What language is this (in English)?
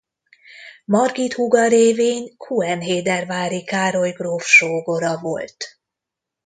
Hungarian